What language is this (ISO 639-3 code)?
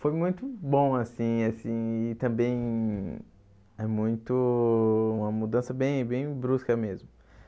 por